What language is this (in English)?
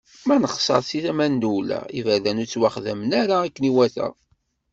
Kabyle